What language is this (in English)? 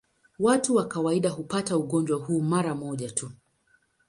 Swahili